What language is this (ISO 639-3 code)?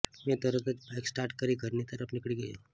guj